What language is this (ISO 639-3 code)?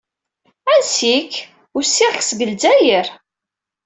kab